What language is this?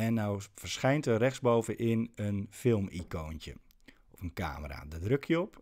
Dutch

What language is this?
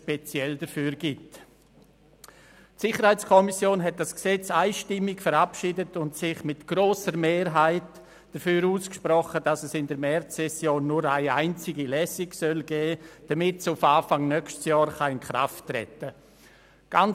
Swiss German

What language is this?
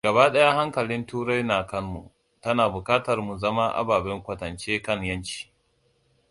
Hausa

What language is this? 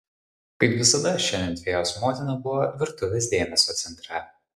Lithuanian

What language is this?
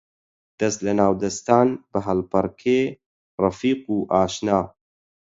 Central Kurdish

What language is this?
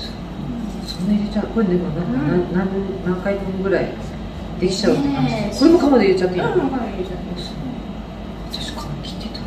Japanese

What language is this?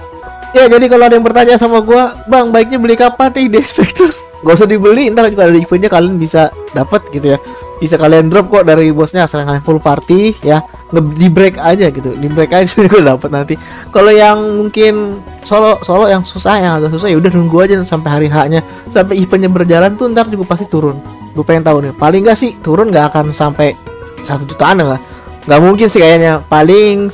Indonesian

